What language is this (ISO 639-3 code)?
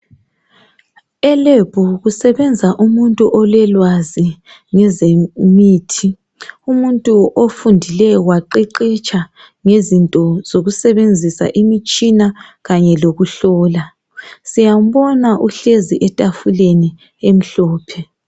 nde